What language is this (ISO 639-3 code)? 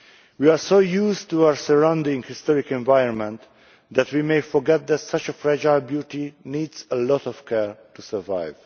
eng